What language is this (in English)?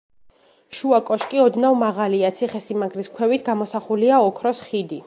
Georgian